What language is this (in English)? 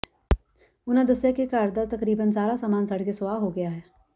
Punjabi